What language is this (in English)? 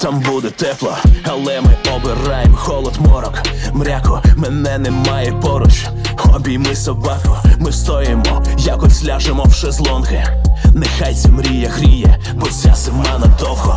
Ukrainian